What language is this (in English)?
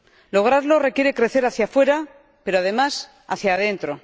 Spanish